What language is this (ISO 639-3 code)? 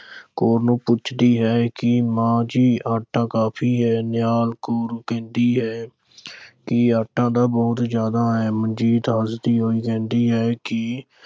pan